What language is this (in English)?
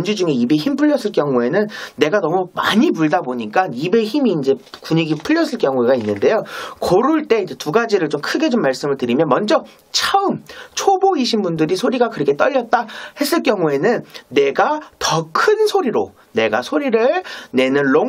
Korean